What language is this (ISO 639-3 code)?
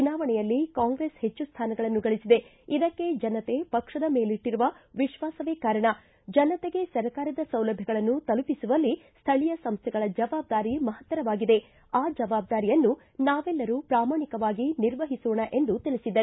kan